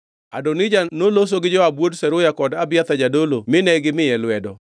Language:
Luo (Kenya and Tanzania)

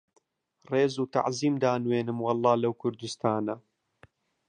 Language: Central Kurdish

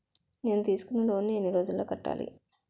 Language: Telugu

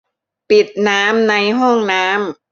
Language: Thai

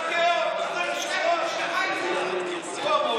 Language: Hebrew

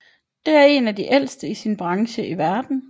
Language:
Danish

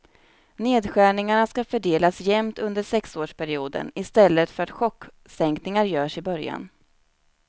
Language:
Swedish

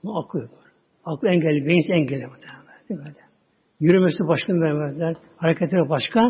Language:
Turkish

